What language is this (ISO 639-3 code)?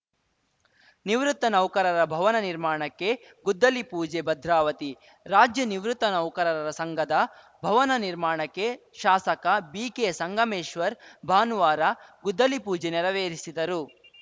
kan